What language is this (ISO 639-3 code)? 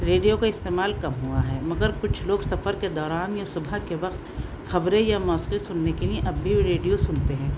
urd